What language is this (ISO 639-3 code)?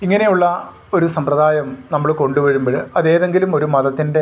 mal